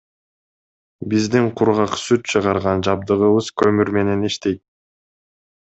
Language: Kyrgyz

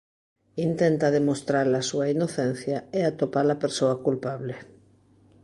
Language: Galician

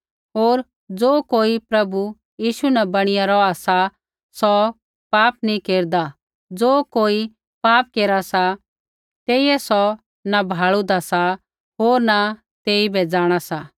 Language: Kullu Pahari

